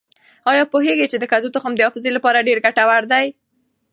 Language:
Pashto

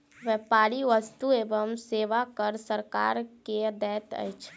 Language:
Maithili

